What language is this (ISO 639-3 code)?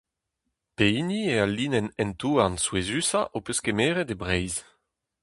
bre